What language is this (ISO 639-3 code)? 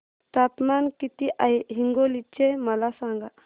mar